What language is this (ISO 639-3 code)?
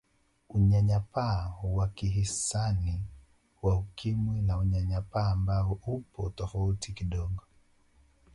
swa